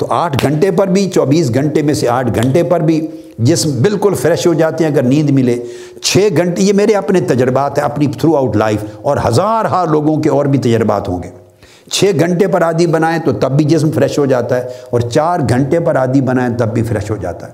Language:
Urdu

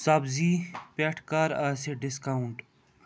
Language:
Kashmiri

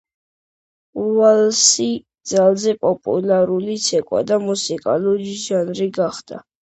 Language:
Georgian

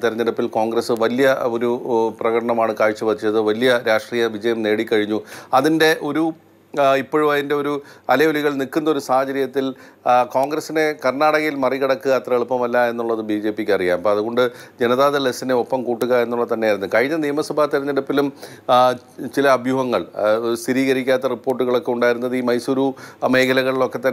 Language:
Turkish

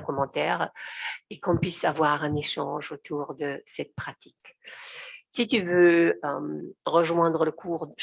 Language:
French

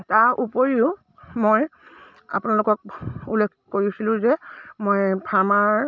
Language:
Assamese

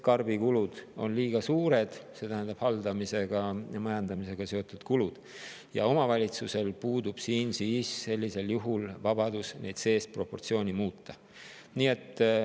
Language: Estonian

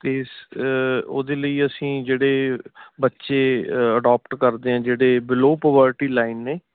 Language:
Punjabi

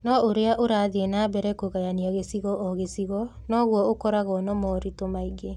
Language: Kikuyu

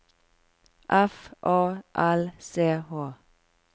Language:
Norwegian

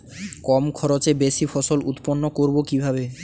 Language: Bangla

